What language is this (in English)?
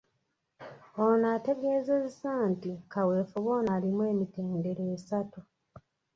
Ganda